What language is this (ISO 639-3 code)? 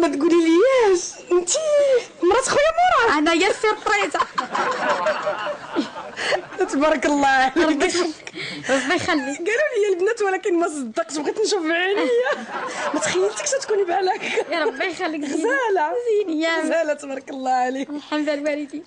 ara